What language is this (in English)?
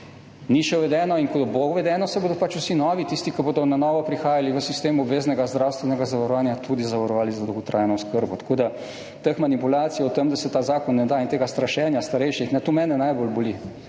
Slovenian